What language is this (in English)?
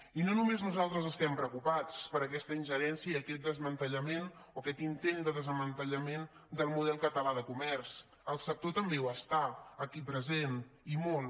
Catalan